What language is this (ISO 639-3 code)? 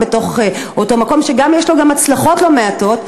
heb